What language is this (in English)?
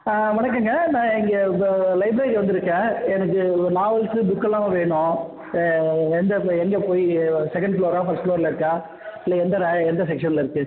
Tamil